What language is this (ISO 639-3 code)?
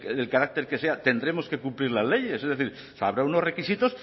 spa